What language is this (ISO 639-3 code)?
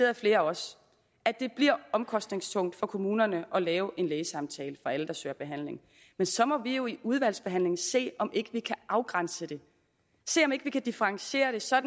dan